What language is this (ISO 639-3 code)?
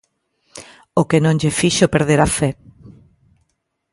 glg